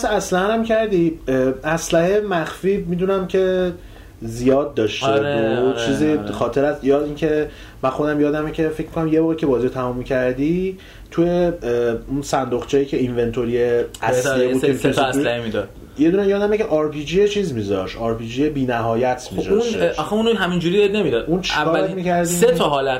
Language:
Persian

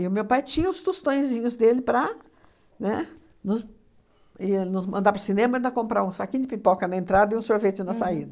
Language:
Portuguese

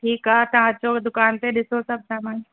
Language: Sindhi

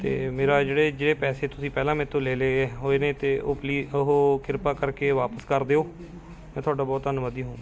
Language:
Punjabi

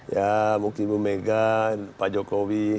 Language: Indonesian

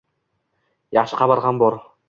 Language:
Uzbek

